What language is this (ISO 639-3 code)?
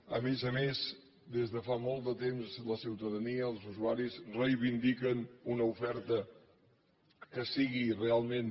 cat